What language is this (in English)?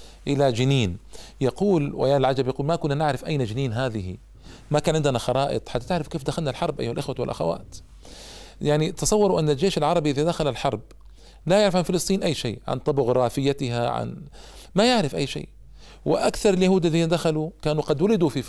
Arabic